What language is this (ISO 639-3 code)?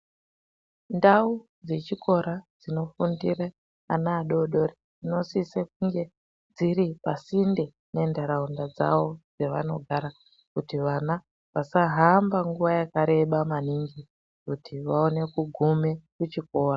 ndc